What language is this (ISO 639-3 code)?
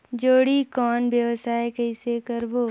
hne